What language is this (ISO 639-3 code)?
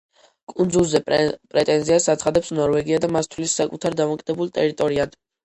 kat